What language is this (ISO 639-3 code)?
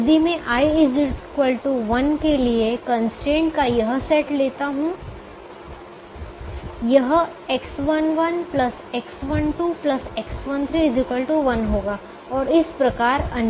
hin